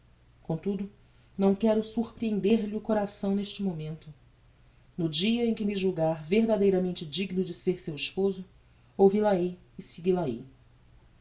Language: Portuguese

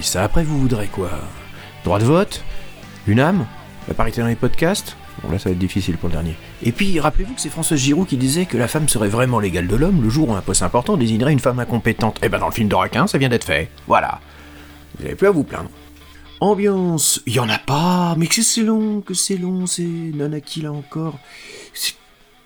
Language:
French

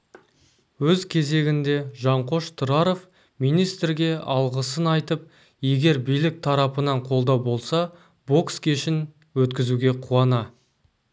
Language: Kazakh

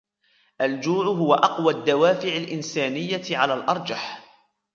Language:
Arabic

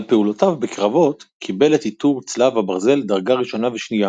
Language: Hebrew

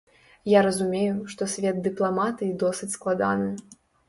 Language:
Belarusian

